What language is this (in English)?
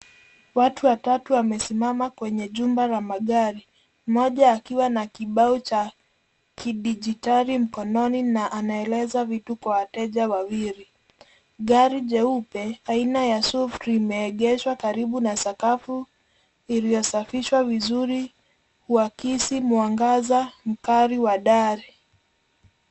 Swahili